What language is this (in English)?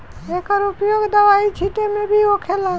Bhojpuri